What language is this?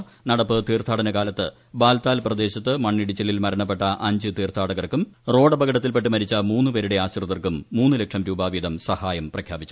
Malayalam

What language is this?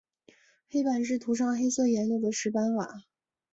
Chinese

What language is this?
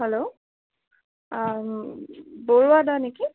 Assamese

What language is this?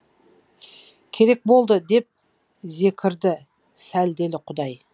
Kazakh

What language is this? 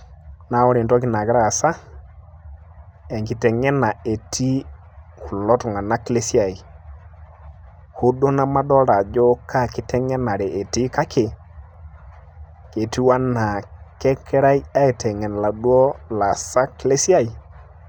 Masai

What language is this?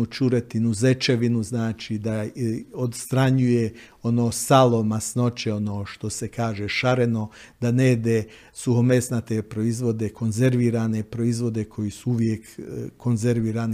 Croatian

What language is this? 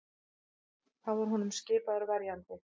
Icelandic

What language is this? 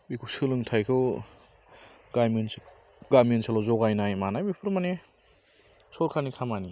Bodo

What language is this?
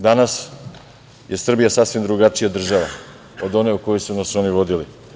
Serbian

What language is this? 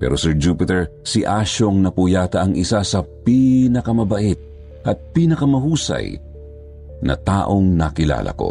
Filipino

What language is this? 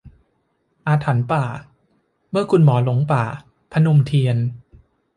Thai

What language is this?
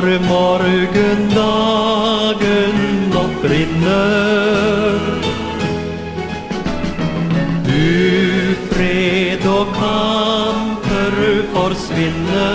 Romanian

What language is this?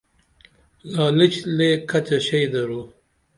Dameli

